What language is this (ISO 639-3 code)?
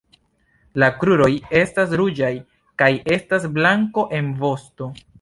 epo